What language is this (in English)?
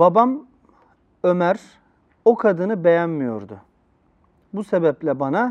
Turkish